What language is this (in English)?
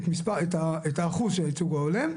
Hebrew